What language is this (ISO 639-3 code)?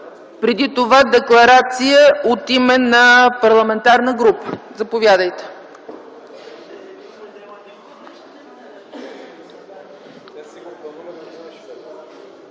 bul